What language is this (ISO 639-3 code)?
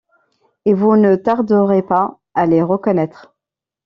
fra